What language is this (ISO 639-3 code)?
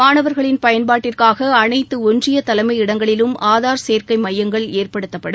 tam